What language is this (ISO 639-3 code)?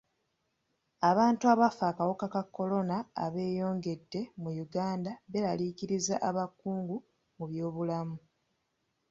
lug